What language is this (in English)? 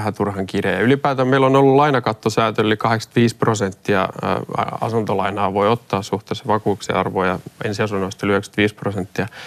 Finnish